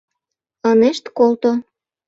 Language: Mari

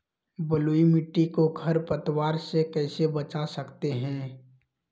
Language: Magahi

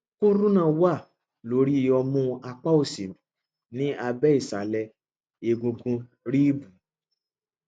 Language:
Yoruba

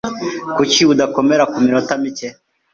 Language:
Kinyarwanda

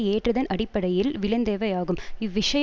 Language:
Tamil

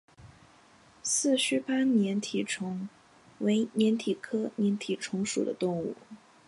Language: Chinese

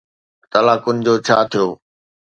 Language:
Sindhi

